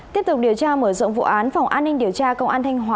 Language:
Vietnamese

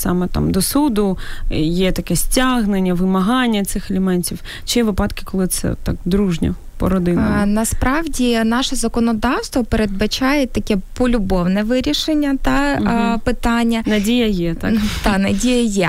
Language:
Ukrainian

